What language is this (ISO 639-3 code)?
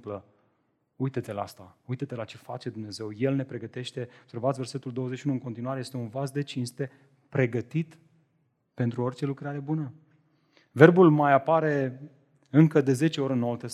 ron